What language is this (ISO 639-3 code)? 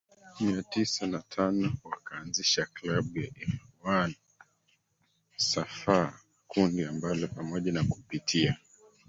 swa